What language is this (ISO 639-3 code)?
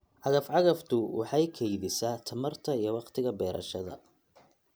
som